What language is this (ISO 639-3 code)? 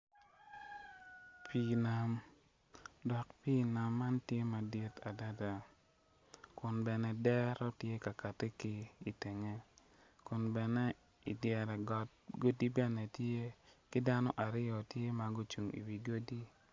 ach